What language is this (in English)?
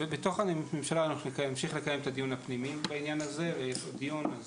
Hebrew